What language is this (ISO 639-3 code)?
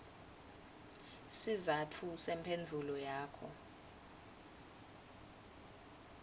ssw